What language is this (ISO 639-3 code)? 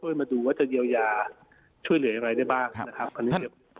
tha